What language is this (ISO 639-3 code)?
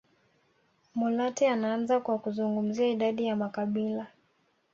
swa